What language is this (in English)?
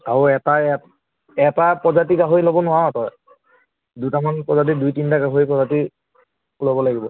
Assamese